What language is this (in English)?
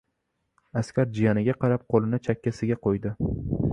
Uzbek